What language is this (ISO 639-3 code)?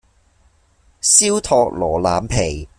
yue